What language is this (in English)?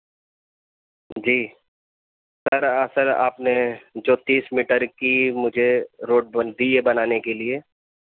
Urdu